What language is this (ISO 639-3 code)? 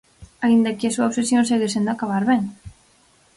glg